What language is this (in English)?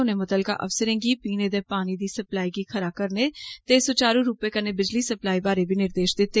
Dogri